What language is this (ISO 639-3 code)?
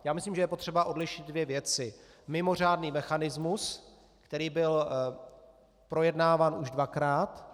ces